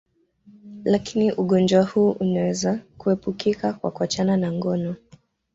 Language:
Swahili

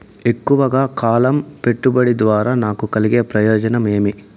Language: Telugu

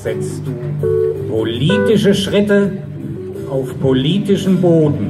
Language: German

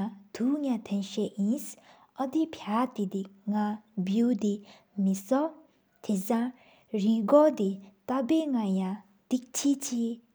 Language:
Sikkimese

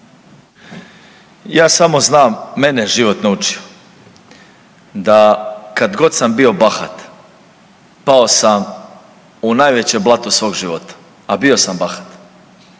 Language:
Croatian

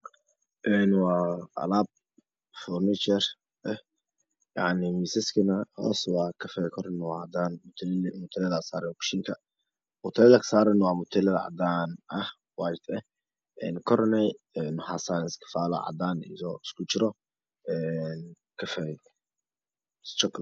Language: Somali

